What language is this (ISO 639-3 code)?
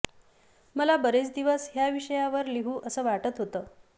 mar